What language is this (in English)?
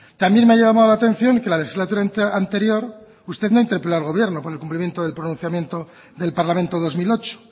Spanish